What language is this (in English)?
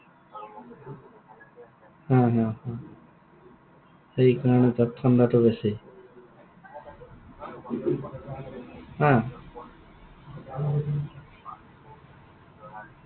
Assamese